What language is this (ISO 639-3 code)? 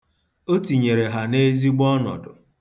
ibo